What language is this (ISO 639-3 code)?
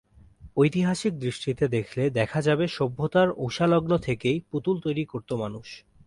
ben